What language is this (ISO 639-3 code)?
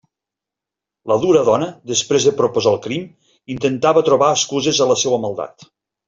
cat